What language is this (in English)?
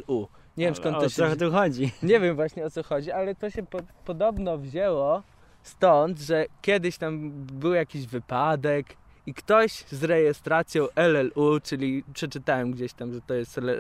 Polish